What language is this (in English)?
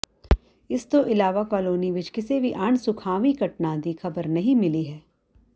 Punjabi